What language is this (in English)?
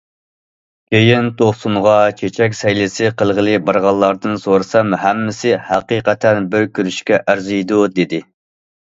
Uyghur